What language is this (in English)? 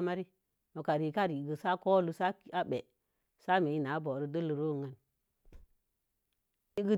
Mom Jango